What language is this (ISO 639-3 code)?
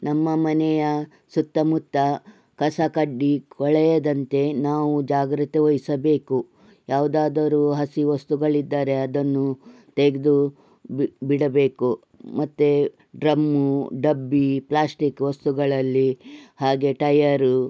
kan